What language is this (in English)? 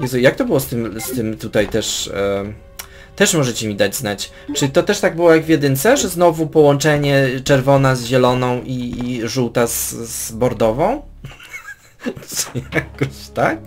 Polish